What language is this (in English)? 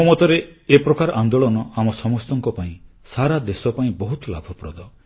Odia